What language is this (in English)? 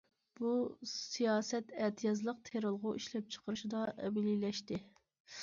Uyghur